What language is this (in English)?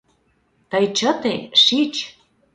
Mari